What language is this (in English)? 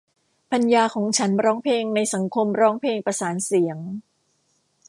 Thai